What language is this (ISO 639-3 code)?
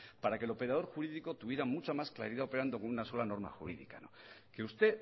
spa